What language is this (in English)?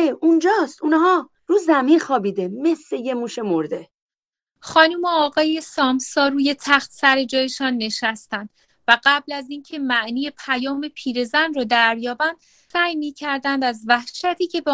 Persian